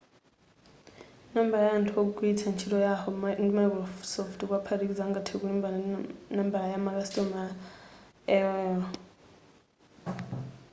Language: Nyanja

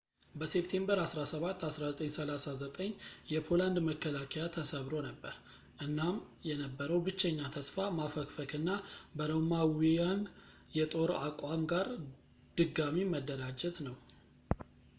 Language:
Amharic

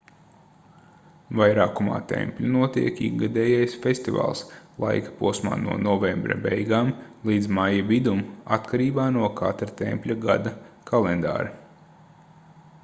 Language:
Latvian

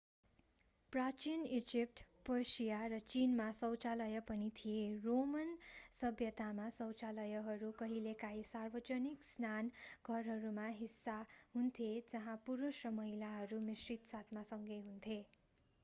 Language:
Nepali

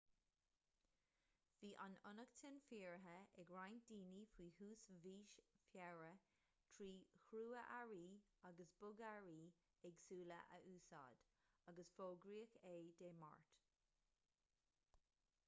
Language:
Irish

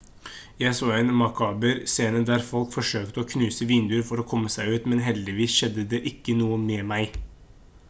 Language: Norwegian Bokmål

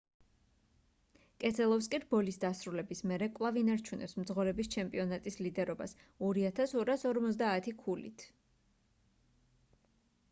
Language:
Georgian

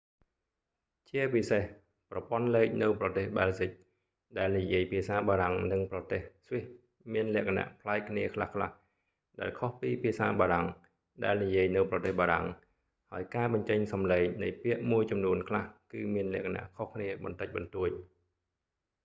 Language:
Khmer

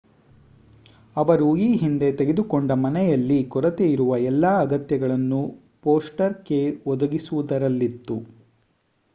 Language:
Kannada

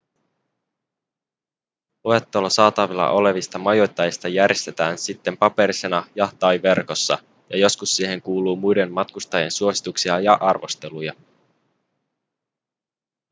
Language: Finnish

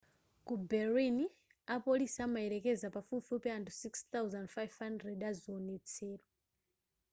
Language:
Nyanja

